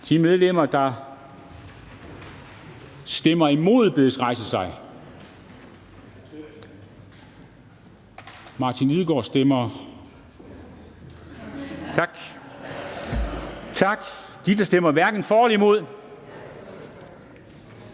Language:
Danish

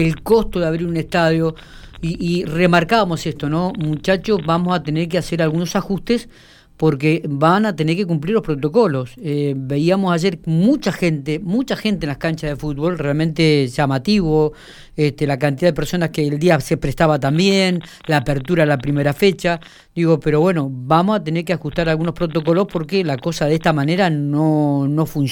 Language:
Spanish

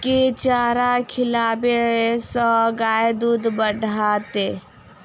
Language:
Maithili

